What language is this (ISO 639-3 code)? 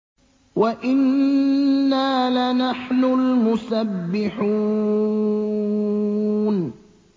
ara